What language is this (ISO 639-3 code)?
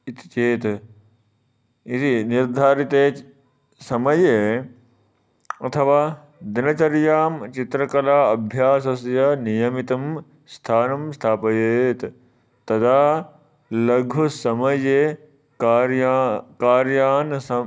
san